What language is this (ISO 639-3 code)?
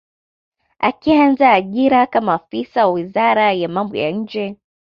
swa